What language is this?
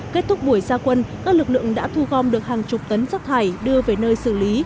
Vietnamese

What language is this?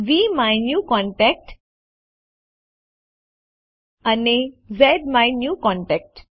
Gujarati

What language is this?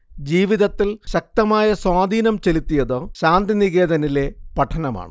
Malayalam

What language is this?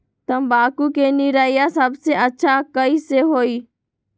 Magahi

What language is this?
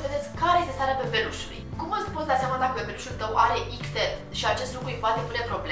Romanian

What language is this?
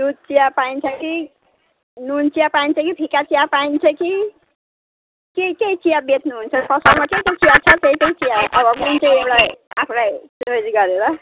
Nepali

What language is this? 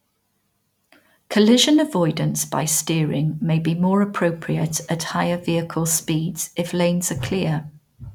English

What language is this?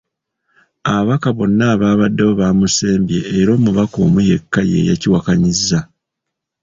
Ganda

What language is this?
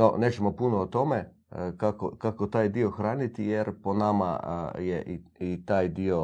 Croatian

